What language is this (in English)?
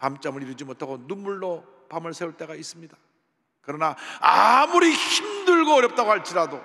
Korean